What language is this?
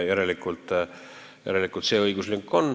Estonian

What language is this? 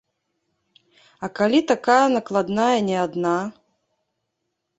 Belarusian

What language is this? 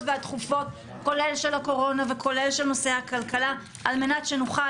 Hebrew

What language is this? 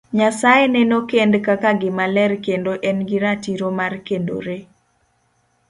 Luo (Kenya and Tanzania)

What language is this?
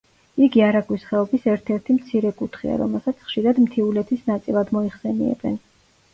Georgian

